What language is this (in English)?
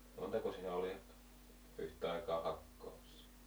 Finnish